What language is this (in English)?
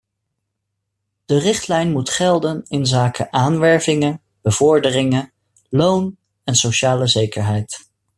Dutch